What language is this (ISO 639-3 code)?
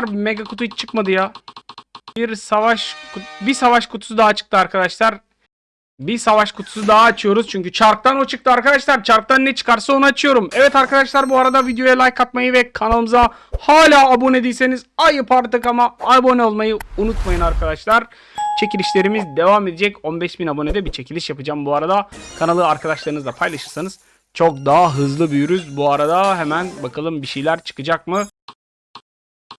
tur